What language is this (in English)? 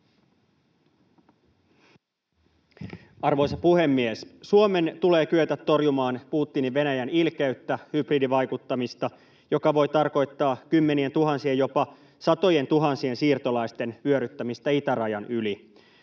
Finnish